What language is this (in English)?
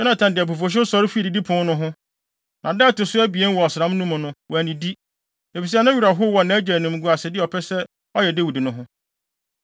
Akan